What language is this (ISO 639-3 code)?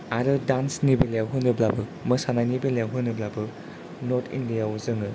brx